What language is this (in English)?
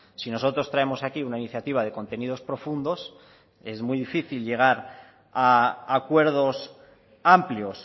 Spanish